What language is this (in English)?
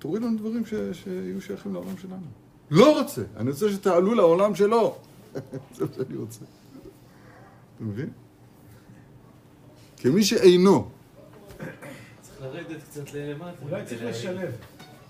Hebrew